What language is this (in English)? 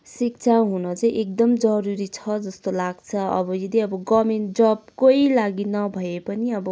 Nepali